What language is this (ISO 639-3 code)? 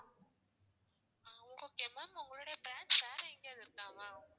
tam